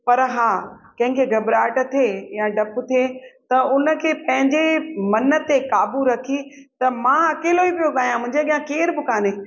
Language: Sindhi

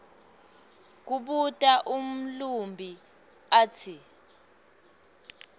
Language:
Swati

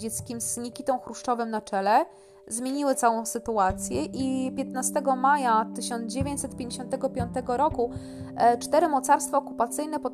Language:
Polish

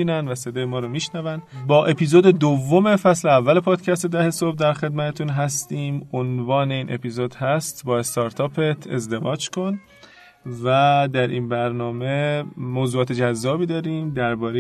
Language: Persian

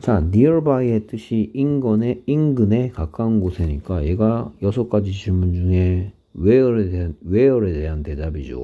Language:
Korean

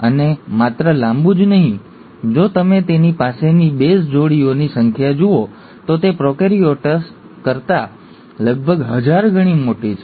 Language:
Gujarati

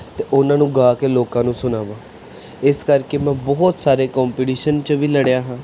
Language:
Punjabi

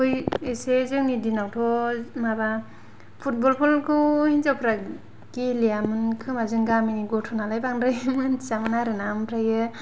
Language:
Bodo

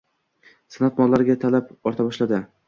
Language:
Uzbek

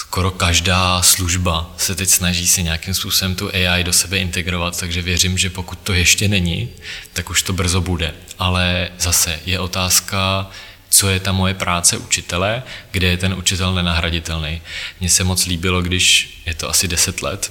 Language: Czech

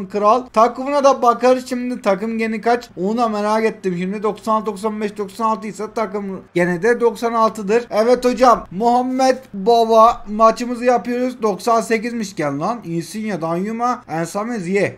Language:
Turkish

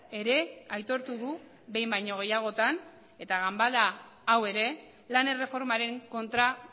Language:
Basque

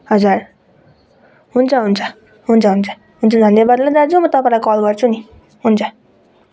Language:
Nepali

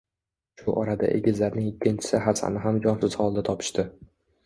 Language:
Uzbek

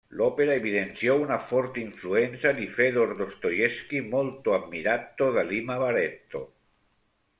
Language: Italian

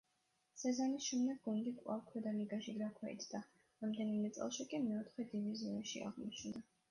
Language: Georgian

